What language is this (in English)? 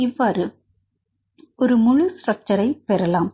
Tamil